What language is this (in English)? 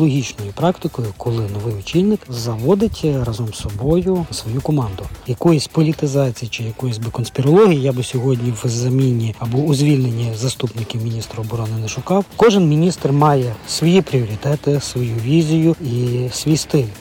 Ukrainian